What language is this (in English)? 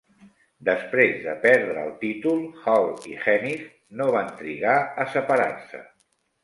Catalan